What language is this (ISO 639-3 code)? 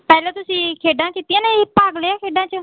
pan